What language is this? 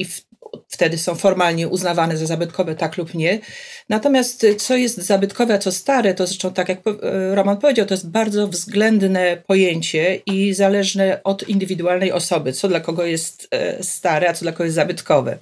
Polish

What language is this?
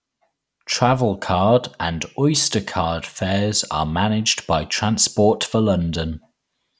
English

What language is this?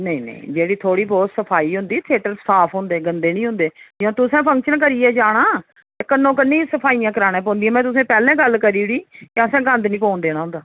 Dogri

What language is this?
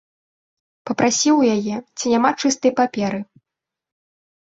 Belarusian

